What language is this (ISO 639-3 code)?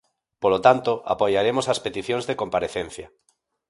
glg